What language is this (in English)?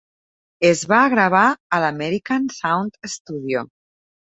Catalan